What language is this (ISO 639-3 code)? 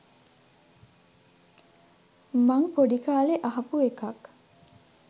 sin